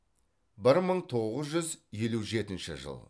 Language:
Kazakh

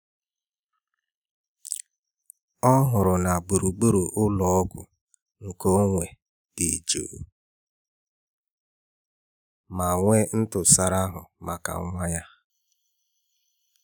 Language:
Igbo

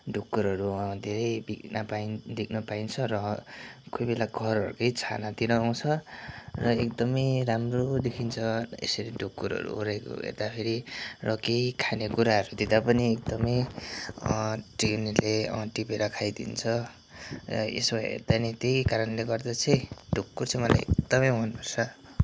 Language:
Nepali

